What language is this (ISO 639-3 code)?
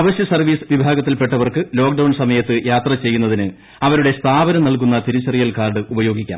mal